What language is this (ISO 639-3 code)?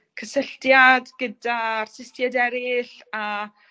cym